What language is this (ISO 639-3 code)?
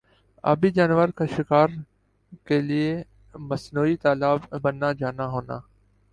urd